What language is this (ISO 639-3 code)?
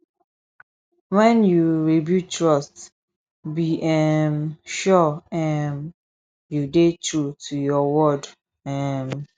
pcm